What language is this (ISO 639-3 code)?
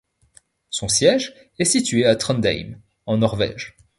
fra